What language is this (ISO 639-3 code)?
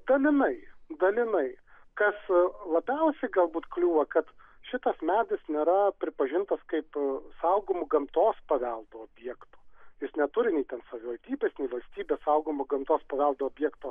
lit